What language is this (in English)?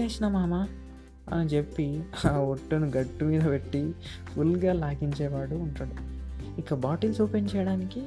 Telugu